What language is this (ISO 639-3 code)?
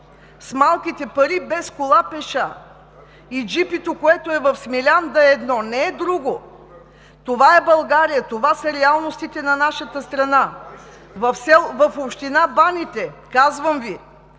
bul